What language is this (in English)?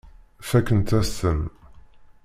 Kabyle